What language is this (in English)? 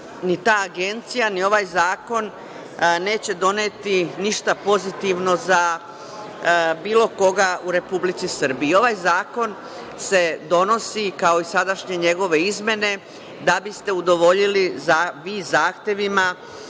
Serbian